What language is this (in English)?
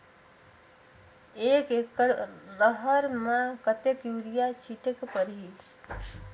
Chhattisgarhi